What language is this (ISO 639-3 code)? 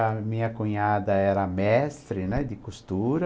por